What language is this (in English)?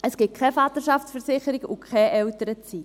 Swiss German